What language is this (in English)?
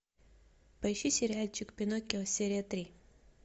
Russian